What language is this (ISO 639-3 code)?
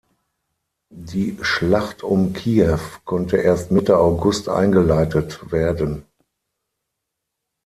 deu